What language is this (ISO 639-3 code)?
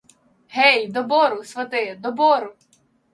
ukr